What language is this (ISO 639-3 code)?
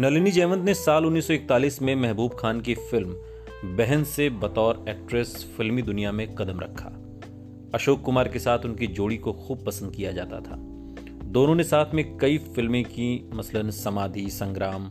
hin